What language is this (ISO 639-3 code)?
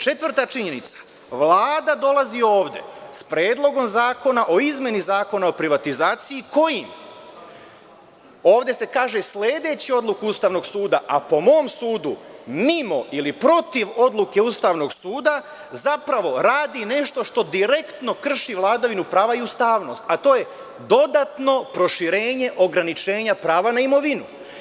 srp